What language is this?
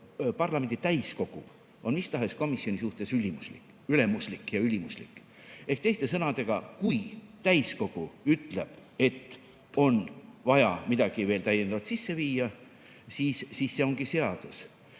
Estonian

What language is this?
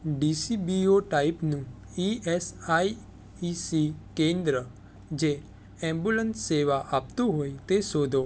Gujarati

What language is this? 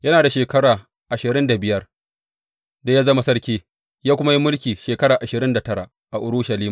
Hausa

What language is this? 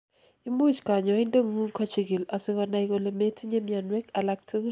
Kalenjin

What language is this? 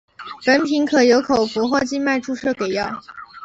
Chinese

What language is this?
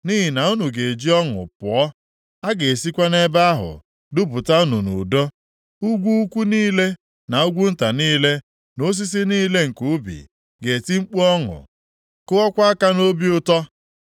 Igbo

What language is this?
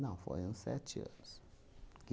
Portuguese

